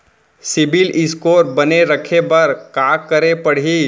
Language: Chhattisgarhi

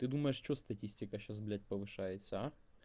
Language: Russian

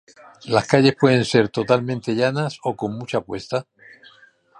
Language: Spanish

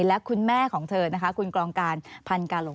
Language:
Thai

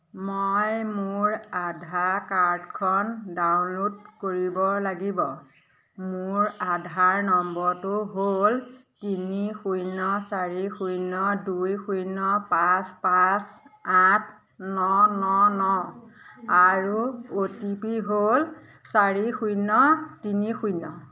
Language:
Assamese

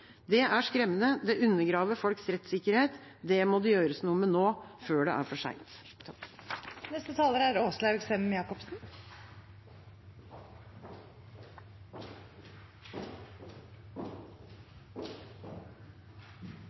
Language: Norwegian Bokmål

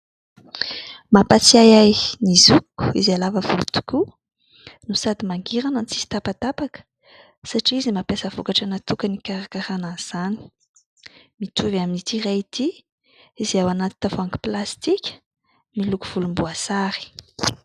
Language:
Malagasy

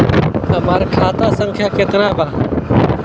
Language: Bhojpuri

